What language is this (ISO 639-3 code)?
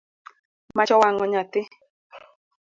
luo